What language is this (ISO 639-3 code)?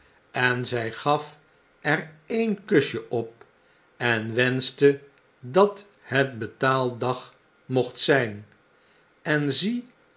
nld